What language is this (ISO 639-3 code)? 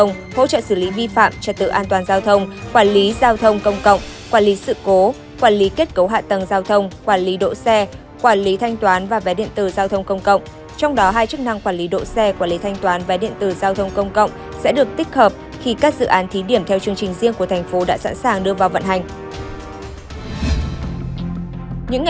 vie